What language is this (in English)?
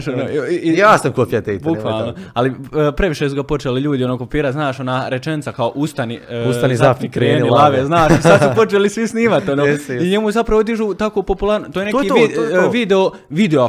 Croatian